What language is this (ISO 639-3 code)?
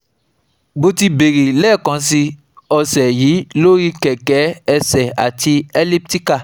yor